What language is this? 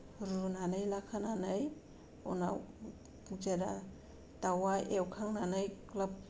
Bodo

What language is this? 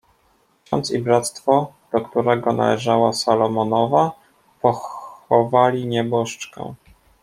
Polish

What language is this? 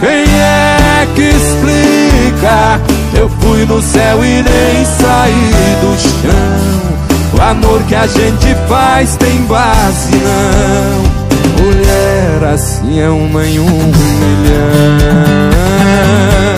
Portuguese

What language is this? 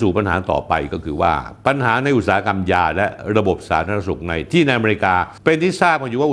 Thai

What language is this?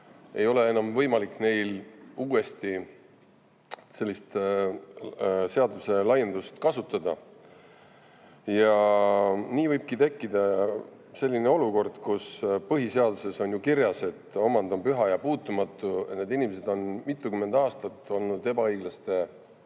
Estonian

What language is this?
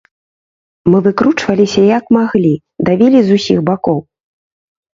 Belarusian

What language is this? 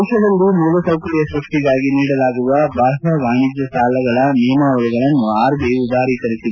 Kannada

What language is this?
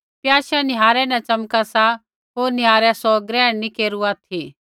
Kullu Pahari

